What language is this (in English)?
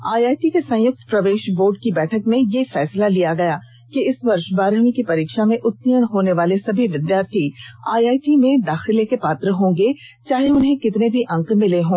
Hindi